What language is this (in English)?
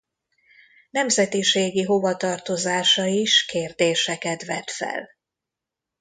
Hungarian